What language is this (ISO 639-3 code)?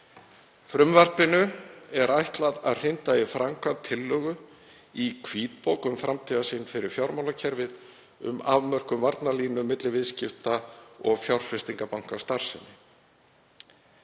isl